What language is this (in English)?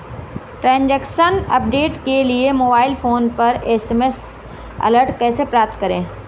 Hindi